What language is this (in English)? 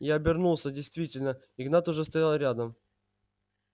Russian